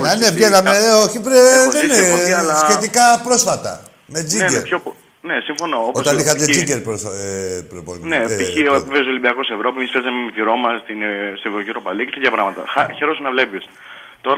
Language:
Greek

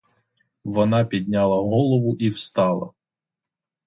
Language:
Ukrainian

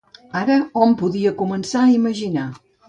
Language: Catalan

